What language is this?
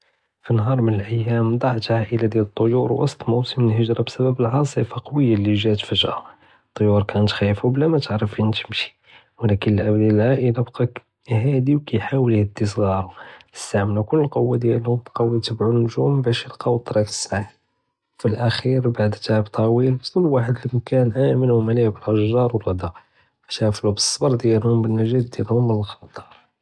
Judeo-Arabic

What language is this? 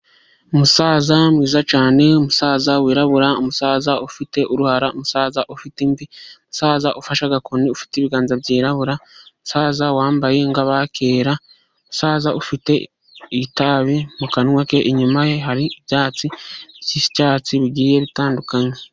Kinyarwanda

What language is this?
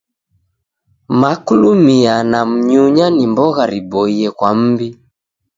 Taita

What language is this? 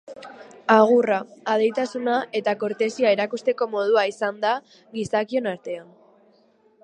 Basque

